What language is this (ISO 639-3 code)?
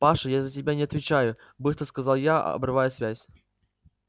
rus